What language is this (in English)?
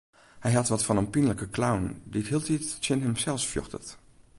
Western Frisian